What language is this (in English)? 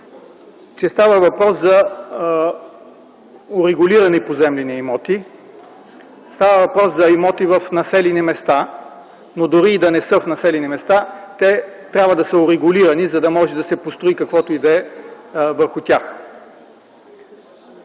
Bulgarian